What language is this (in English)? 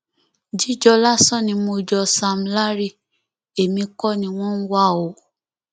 Yoruba